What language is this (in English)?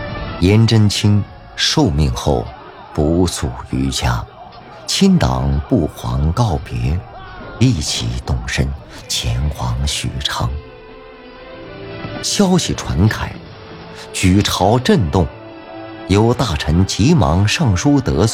Chinese